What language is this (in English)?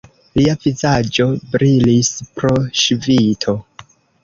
Esperanto